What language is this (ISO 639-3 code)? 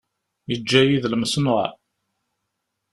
kab